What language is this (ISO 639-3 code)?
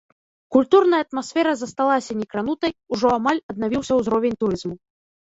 bel